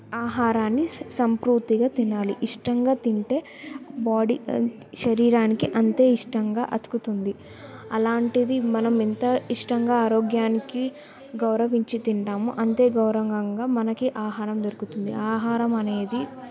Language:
Telugu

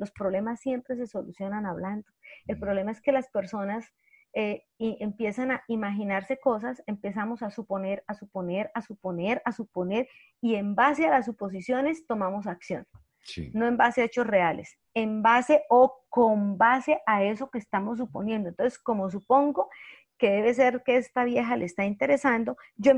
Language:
Spanish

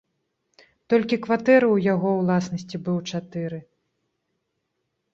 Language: Belarusian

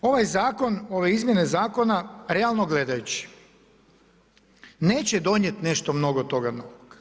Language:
Croatian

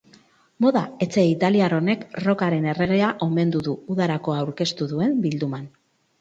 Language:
Basque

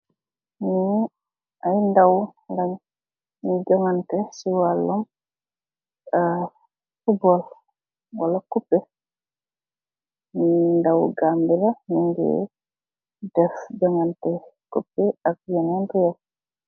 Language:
Wolof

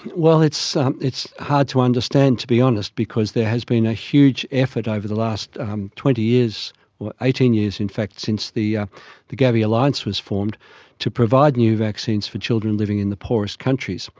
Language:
English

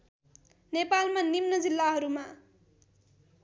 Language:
Nepali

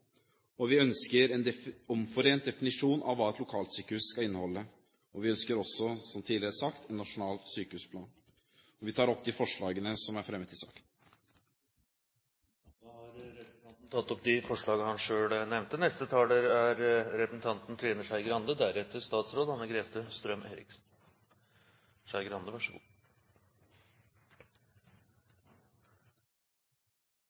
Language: Norwegian Bokmål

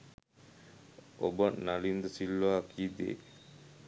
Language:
Sinhala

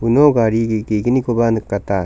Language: Garo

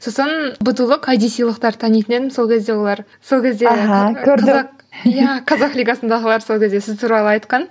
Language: Kazakh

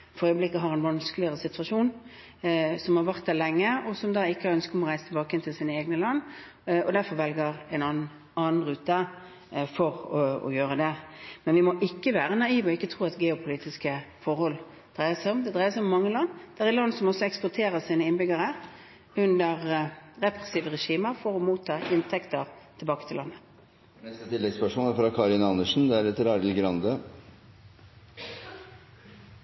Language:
Norwegian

